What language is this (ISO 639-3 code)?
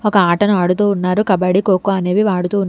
tel